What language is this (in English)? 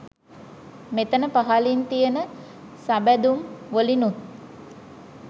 Sinhala